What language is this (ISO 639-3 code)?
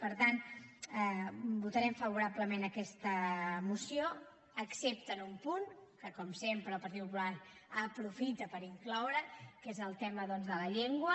cat